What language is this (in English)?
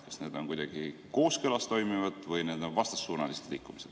Estonian